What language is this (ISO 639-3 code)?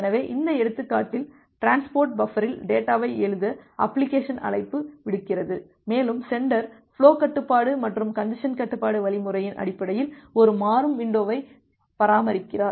tam